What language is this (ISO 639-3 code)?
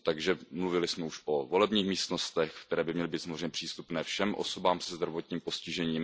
ces